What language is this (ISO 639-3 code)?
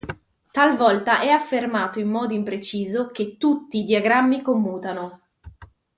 ita